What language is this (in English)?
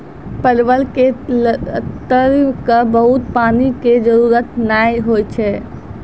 Maithili